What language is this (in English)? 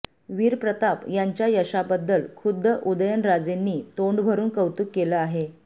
Marathi